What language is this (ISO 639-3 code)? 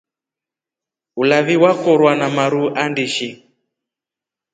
rof